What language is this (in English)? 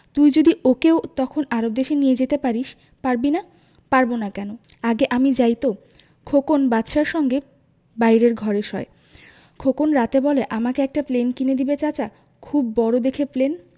Bangla